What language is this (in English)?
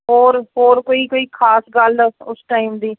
Punjabi